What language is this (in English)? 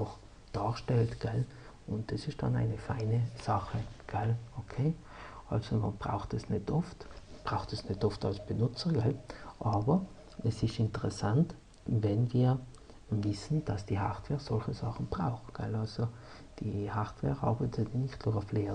German